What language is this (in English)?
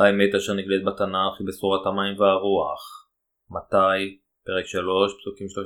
Hebrew